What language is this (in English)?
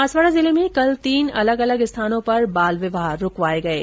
Hindi